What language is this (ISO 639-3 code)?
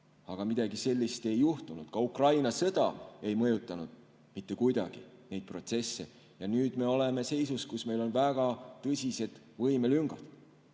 est